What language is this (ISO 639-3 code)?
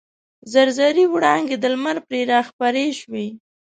pus